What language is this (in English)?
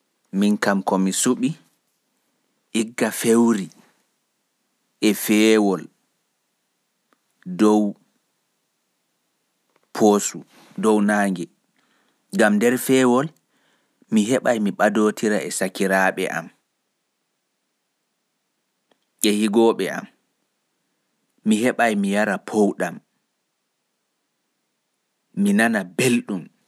Pular